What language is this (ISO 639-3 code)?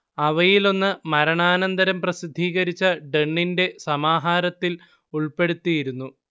mal